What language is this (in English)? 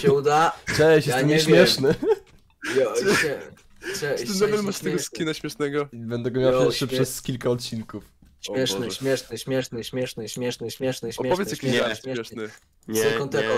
Polish